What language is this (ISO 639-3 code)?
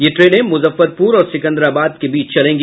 hin